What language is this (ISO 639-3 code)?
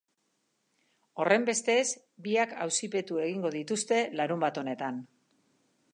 eus